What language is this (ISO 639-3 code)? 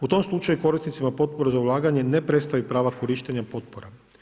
hrv